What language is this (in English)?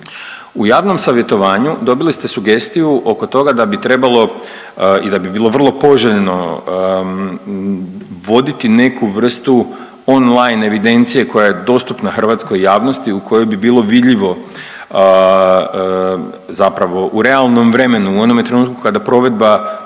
Croatian